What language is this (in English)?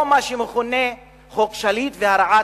Hebrew